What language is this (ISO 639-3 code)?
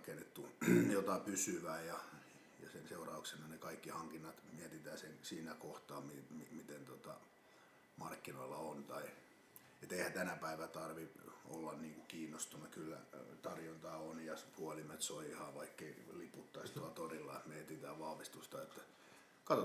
fin